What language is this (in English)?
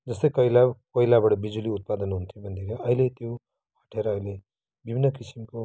Nepali